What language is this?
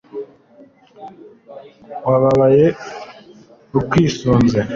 Kinyarwanda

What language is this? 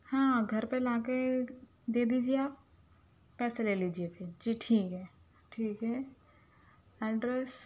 Urdu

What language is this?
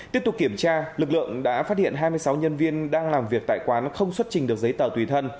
Vietnamese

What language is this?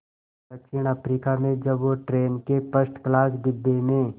Hindi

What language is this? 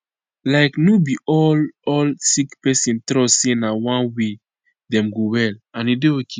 Nigerian Pidgin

